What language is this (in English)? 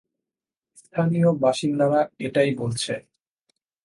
Bangla